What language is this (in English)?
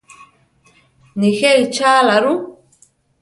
Central Tarahumara